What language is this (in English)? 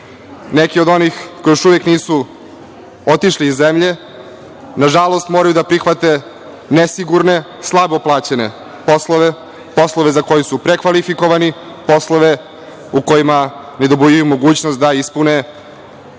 Serbian